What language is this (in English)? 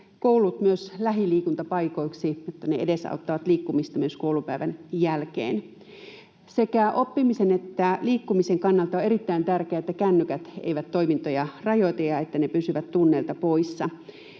Finnish